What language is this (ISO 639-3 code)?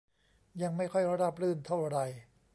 tha